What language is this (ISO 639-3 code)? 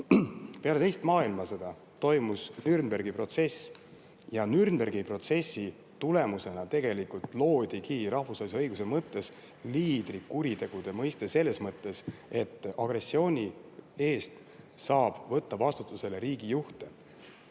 est